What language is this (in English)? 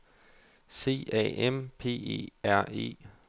Danish